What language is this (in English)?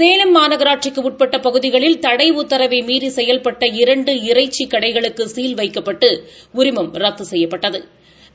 Tamil